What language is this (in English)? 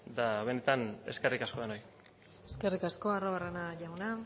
Basque